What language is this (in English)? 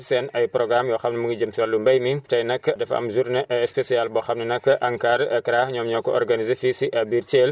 Wolof